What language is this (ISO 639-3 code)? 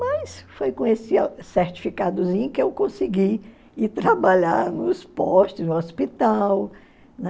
por